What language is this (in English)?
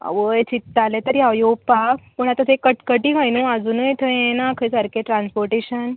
Konkani